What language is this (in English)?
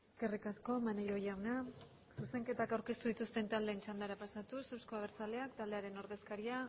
Basque